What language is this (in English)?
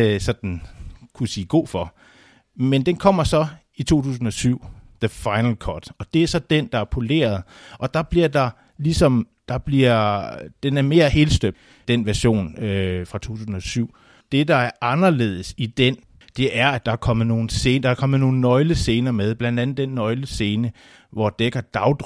Danish